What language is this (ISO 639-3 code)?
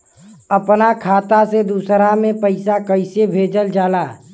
bho